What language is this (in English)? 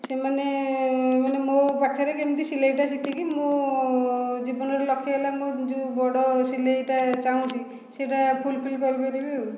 Odia